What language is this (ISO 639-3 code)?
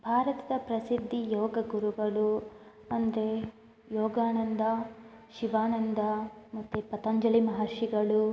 kan